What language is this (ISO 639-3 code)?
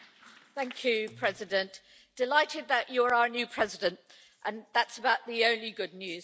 eng